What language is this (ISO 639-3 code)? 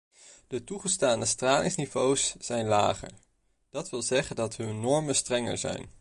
nld